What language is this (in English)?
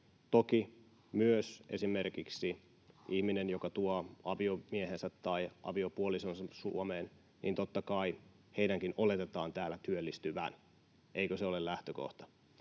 Finnish